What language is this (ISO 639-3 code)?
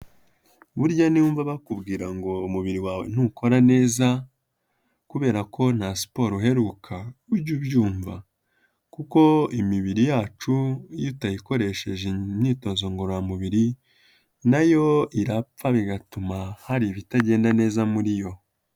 kin